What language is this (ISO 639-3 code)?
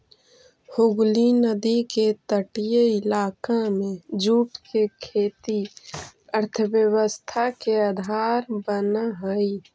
mag